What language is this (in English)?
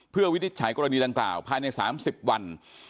Thai